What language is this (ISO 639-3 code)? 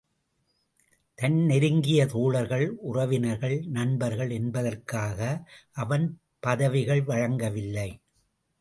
tam